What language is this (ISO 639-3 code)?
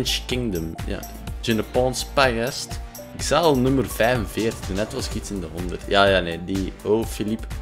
nld